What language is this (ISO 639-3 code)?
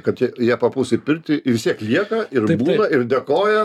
lit